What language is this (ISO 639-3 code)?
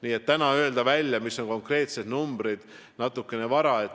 est